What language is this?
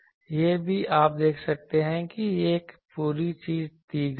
Hindi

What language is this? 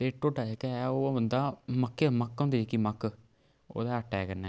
Dogri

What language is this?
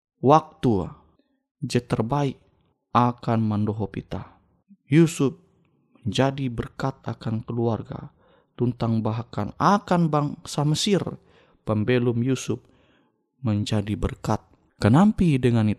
Indonesian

